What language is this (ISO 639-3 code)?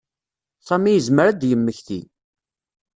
kab